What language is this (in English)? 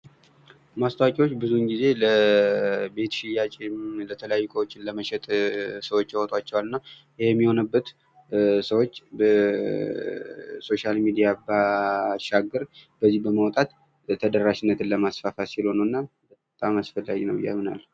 Amharic